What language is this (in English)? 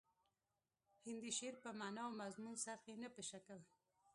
Pashto